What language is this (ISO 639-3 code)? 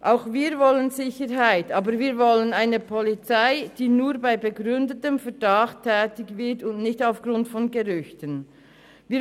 gsw